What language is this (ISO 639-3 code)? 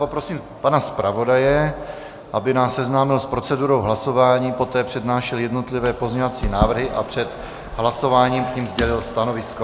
ces